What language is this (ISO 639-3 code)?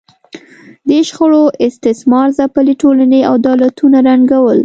pus